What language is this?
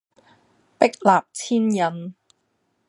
Cantonese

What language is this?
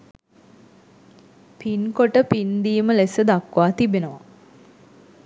Sinhala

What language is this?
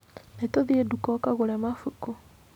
Kikuyu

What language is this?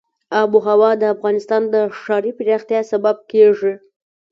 Pashto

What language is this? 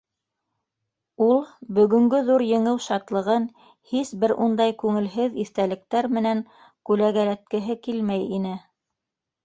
Bashkir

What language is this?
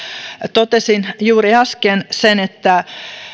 Finnish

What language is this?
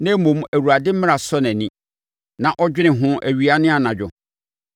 Akan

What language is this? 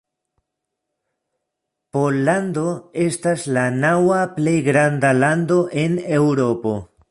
Esperanto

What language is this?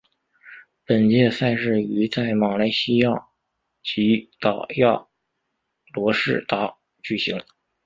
Chinese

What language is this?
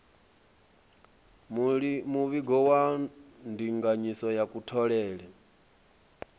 Venda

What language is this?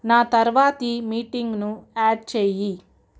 Telugu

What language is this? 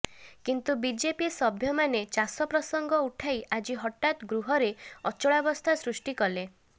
Odia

